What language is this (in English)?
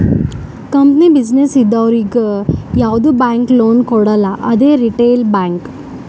Kannada